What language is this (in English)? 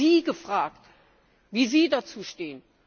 German